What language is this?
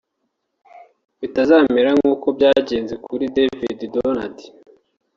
Kinyarwanda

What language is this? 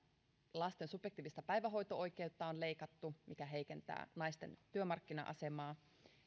Finnish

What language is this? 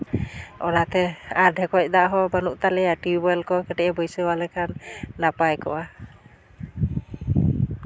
Santali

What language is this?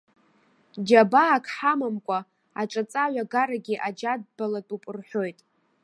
Abkhazian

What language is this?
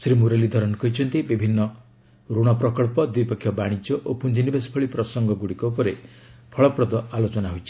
Odia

